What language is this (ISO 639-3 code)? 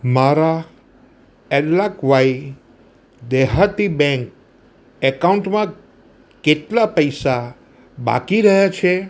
guj